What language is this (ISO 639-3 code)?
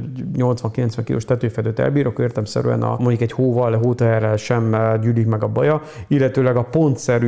hun